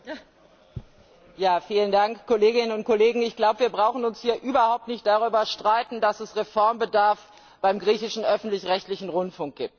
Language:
German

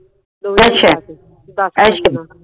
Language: Punjabi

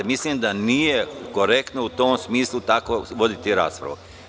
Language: Serbian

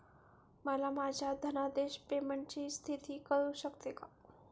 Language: Marathi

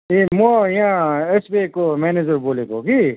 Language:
Nepali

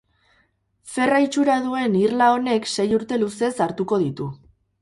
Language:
Basque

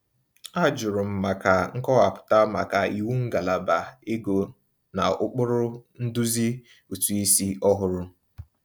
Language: Igbo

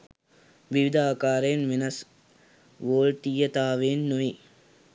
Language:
Sinhala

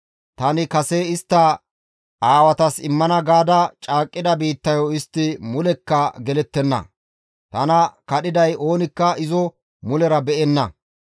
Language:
Gamo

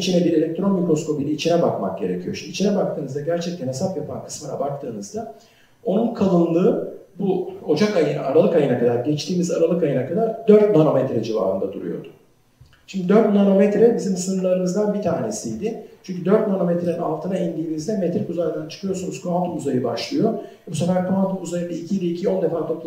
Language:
Turkish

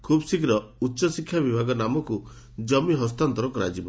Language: Odia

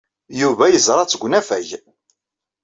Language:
Kabyle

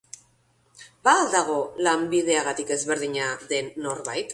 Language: Basque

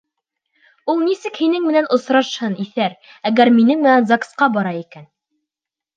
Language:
Bashkir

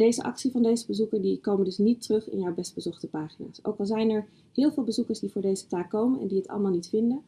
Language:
Dutch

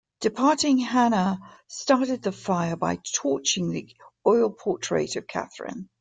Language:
English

